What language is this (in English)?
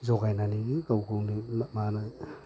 Bodo